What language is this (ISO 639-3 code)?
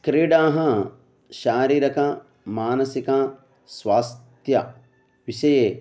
san